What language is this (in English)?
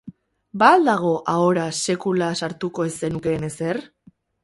Basque